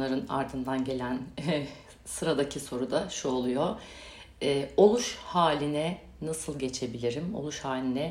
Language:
Turkish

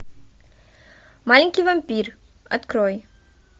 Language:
Russian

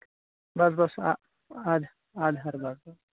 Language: Kashmiri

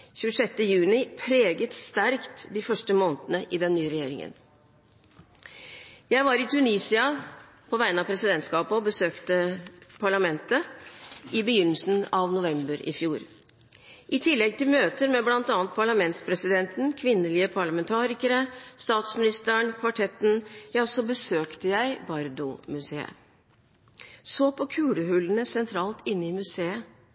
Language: Norwegian Bokmål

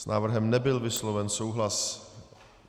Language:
Czech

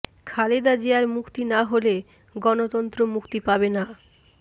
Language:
Bangla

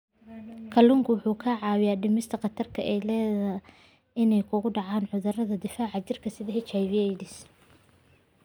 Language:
Somali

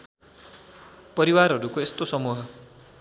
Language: Nepali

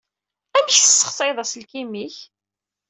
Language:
Kabyle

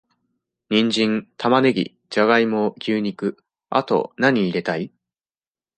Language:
Japanese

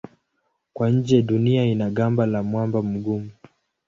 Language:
Swahili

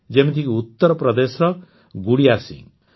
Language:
Odia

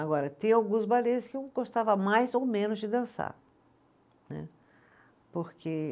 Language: Portuguese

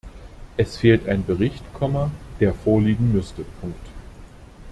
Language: German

